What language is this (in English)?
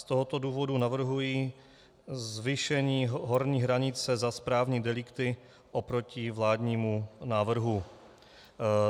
Czech